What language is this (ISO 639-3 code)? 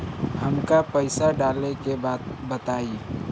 bho